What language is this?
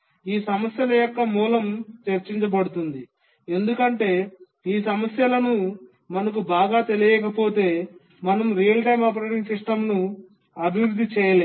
Telugu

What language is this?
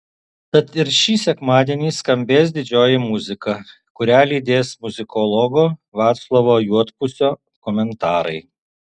Lithuanian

